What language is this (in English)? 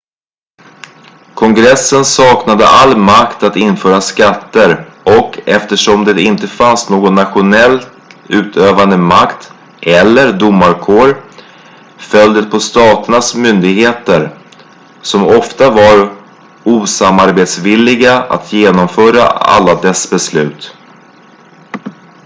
Swedish